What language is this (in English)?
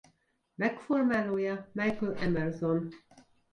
Hungarian